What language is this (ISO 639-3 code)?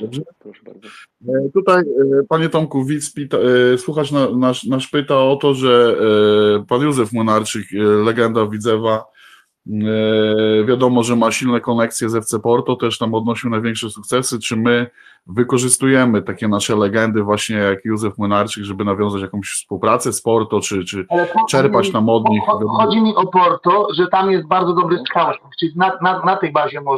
pol